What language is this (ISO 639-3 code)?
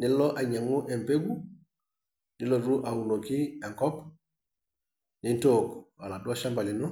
mas